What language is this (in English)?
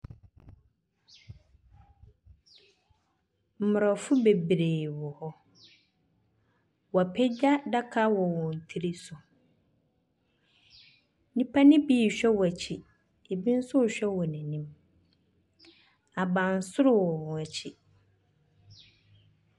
Akan